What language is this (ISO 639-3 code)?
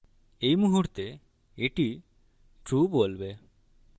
ben